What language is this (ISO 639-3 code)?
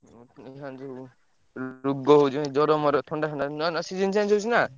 ori